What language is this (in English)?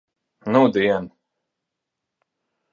Latvian